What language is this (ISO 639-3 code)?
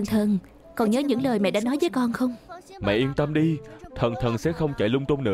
vie